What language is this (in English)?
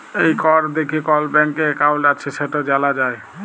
Bangla